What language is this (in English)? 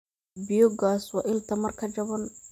Somali